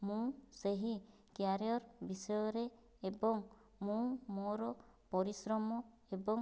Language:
Odia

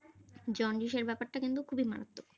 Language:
Bangla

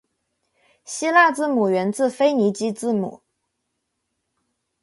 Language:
Chinese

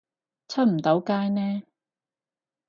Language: Cantonese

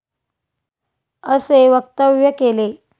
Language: Marathi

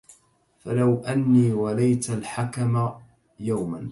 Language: Arabic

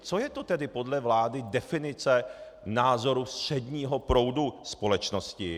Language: Czech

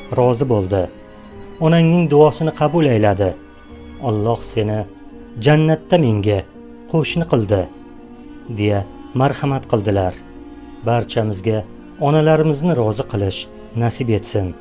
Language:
Uzbek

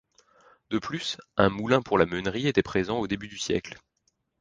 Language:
French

